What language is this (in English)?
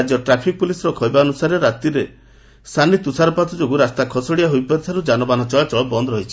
Odia